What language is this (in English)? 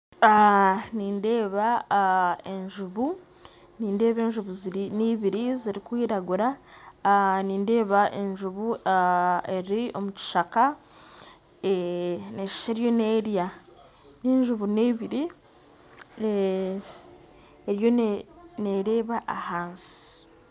Nyankole